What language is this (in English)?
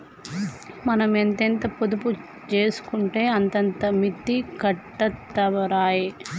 Telugu